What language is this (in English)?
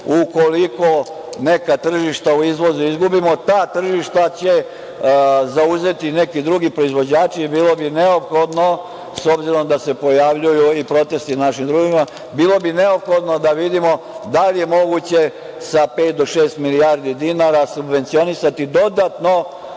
Serbian